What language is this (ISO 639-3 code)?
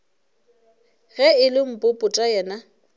nso